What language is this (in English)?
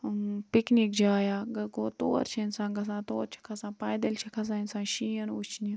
Kashmiri